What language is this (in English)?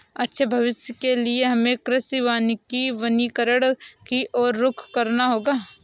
Hindi